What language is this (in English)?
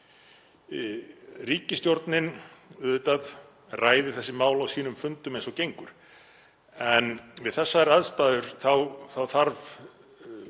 Icelandic